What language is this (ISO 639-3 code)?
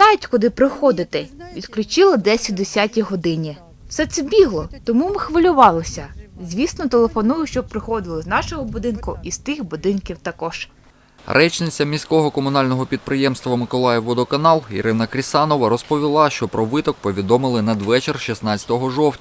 ukr